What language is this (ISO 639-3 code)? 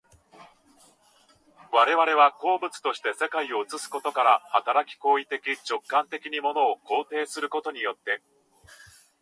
jpn